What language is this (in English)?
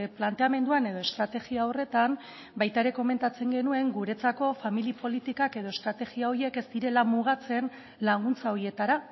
Basque